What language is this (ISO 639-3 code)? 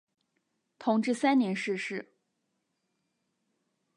zho